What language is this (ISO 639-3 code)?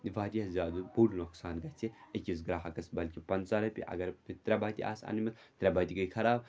kas